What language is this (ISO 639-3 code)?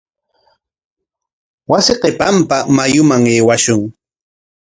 qwa